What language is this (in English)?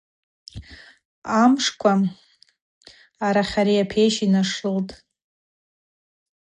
Abaza